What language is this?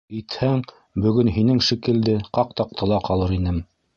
Bashkir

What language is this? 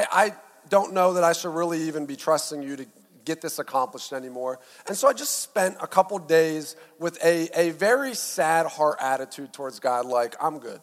English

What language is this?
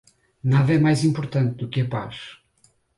Portuguese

